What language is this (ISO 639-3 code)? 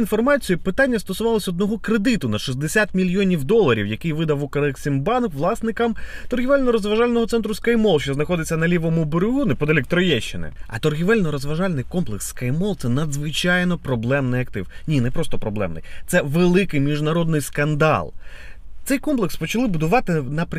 ukr